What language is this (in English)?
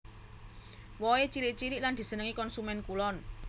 Javanese